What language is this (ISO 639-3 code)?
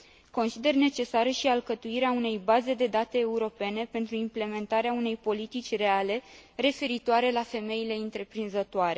ron